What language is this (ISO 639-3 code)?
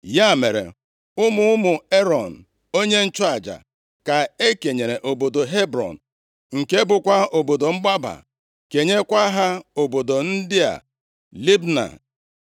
ibo